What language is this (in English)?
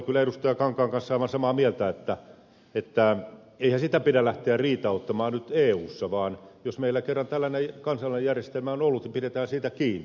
Finnish